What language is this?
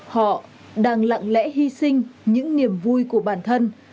Vietnamese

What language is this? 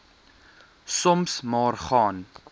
Afrikaans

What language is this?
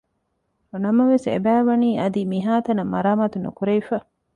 Divehi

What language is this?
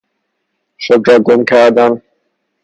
Persian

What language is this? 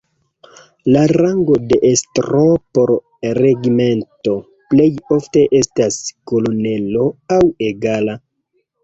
Esperanto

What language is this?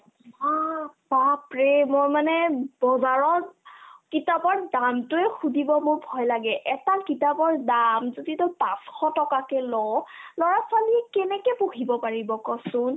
Assamese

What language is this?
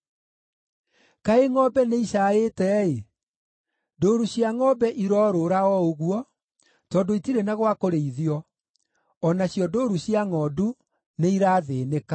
Kikuyu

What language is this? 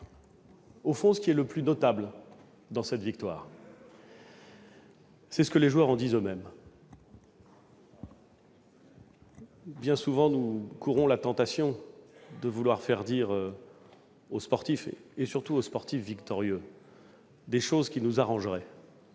French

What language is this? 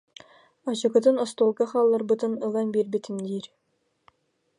Yakut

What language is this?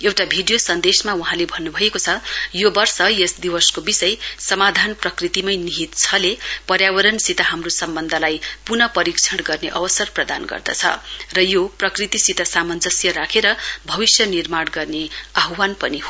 Nepali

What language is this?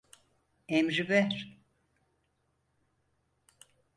Turkish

